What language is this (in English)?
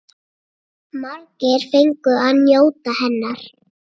Icelandic